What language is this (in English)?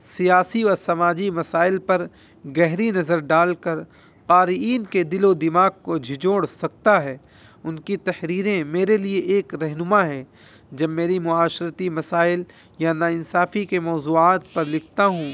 Urdu